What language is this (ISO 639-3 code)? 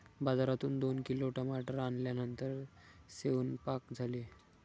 mar